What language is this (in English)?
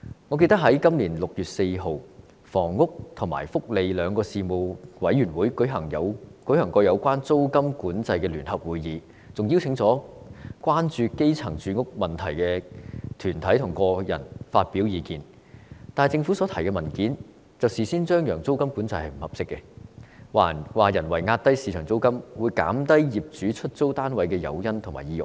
Cantonese